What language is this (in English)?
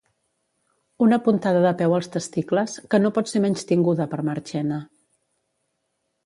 Catalan